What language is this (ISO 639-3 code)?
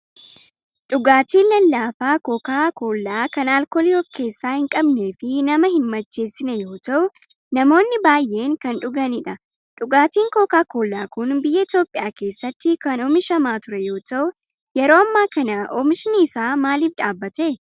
orm